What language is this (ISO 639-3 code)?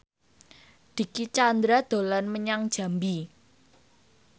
jav